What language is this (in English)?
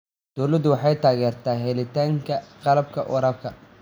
Somali